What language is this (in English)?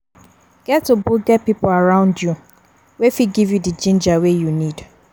Nigerian Pidgin